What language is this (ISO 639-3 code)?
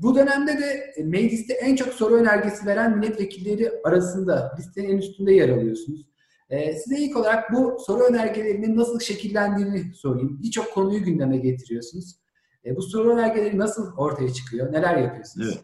tur